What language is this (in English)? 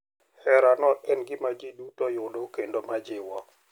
Luo (Kenya and Tanzania)